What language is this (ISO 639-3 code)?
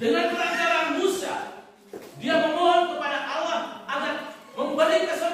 ind